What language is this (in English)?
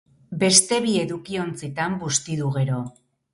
Basque